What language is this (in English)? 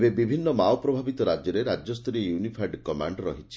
Odia